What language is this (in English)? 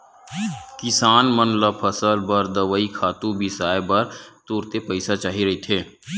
Chhattisgarhi